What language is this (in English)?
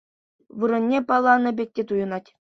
Chuvash